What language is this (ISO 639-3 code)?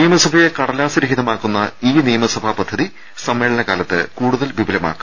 mal